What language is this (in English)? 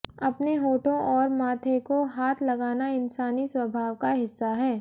Hindi